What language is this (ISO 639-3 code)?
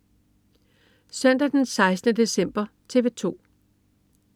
dan